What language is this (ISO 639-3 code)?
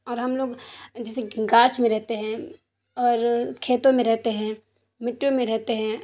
urd